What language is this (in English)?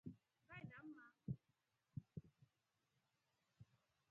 Rombo